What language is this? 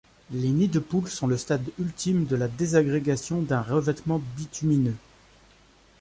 French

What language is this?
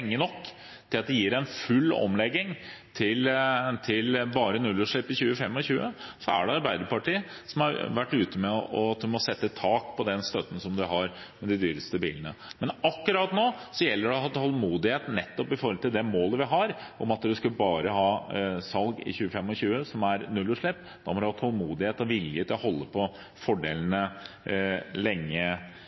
Norwegian Bokmål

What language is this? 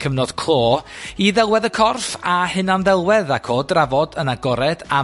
Welsh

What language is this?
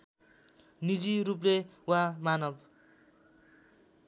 Nepali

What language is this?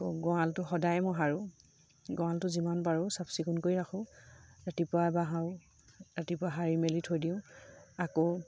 Assamese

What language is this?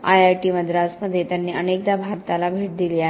Marathi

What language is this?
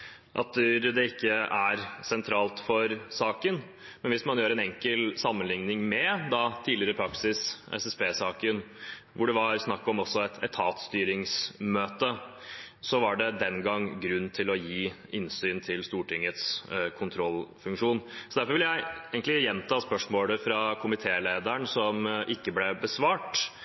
Norwegian Bokmål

